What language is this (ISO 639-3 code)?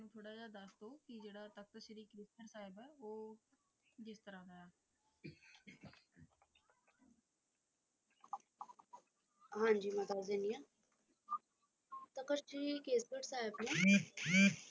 pan